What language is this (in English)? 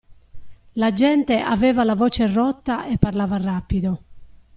Italian